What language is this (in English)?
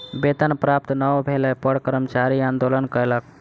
Maithili